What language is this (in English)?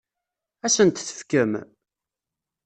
Kabyle